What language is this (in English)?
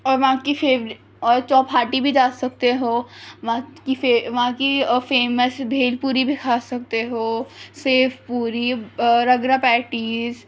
Urdu